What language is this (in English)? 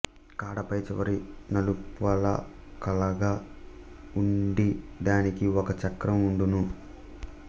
Telugu